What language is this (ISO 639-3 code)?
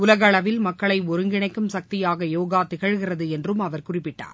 tam